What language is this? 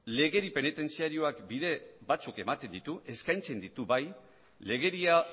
Basque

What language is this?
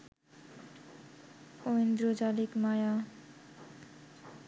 Bangla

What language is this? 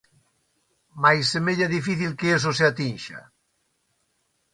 Galician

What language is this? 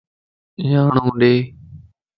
Lasi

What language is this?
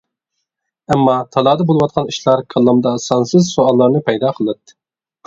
Uyghur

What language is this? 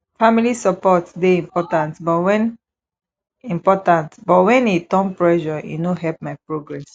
Nigerian Pidgin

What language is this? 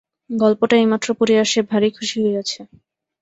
Bangla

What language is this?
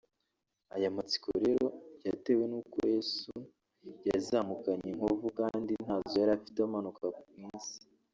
Kinyarwanda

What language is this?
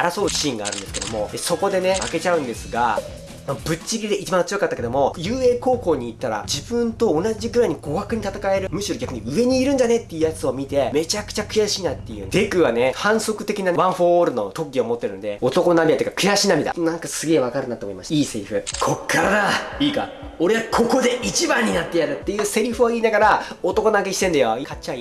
Japanese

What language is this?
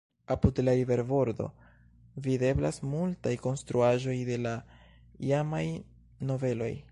Esperanto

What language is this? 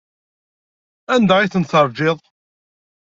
Kabyle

